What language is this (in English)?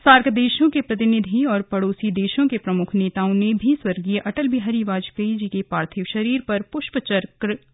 Hindi